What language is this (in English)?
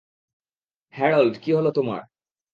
Bangla